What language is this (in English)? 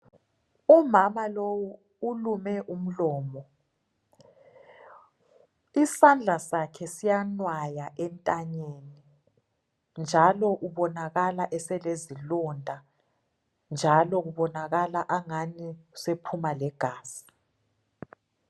North Ndebele